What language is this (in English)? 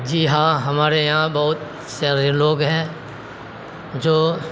Urdu